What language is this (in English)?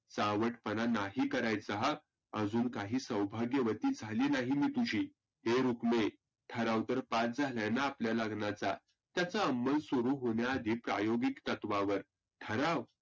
Marathi